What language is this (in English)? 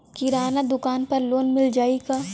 Bhojpuri